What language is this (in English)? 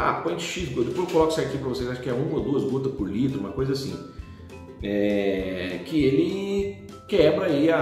Portuguese